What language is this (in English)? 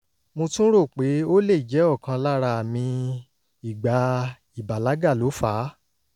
Yoruba